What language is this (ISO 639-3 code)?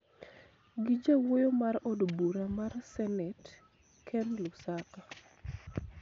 luo